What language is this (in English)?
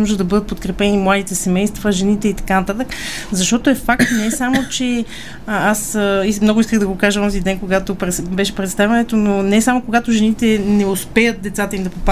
Bulgarian